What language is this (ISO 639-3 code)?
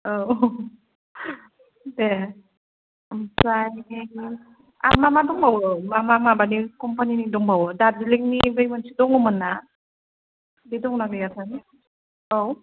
brx